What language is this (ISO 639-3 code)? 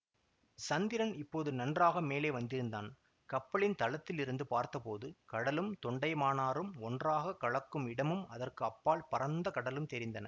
tam